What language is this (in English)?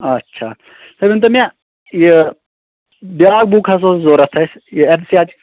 Kashmiri